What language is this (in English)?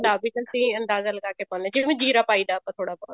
Punjabi